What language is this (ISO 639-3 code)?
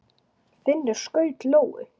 isl